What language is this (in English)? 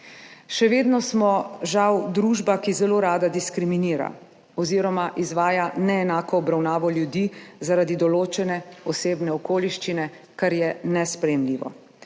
Slovenian